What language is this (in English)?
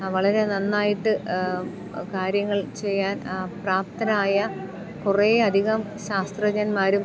Malayalam